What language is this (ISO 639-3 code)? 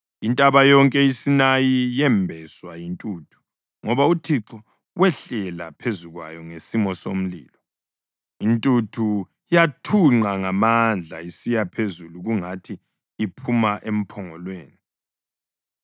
nde